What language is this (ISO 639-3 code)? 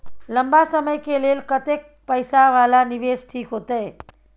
mai